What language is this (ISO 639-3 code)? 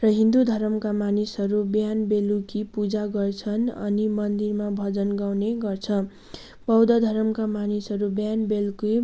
nep